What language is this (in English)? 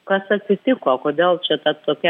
Lithuanian